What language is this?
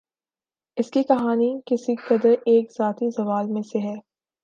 Urdu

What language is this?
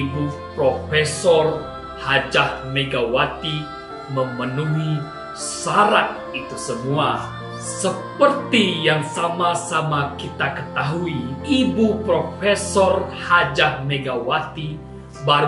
Indonesian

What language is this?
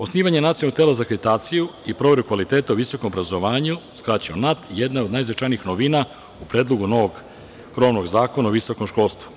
Serbian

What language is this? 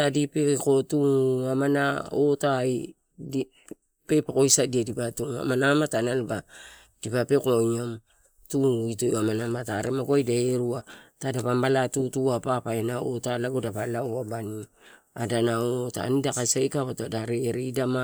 Torau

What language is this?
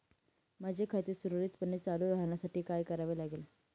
Marathi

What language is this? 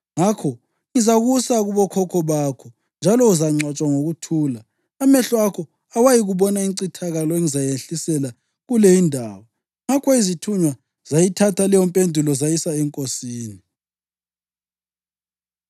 North Ndebele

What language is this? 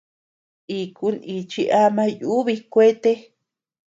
Tepeuxila Cuicatec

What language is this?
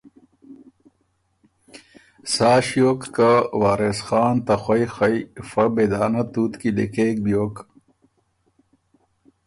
Ormuri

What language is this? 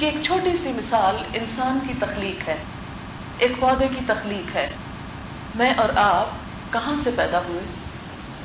Urdu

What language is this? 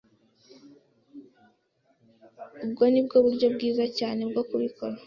Kinyarwanda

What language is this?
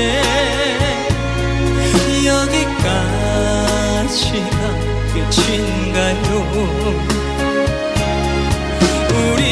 Korean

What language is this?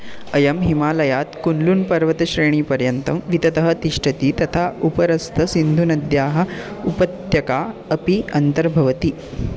Sanskrit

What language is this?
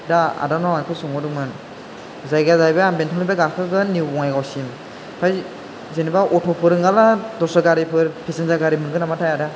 Bodo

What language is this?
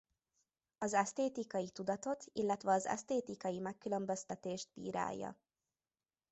Hungarian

